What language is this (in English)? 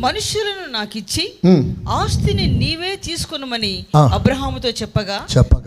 Telugu